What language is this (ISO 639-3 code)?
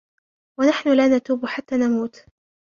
ara